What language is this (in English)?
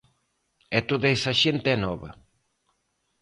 Galician